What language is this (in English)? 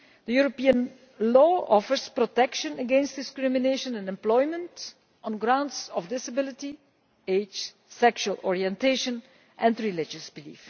English